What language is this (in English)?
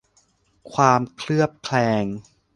Thai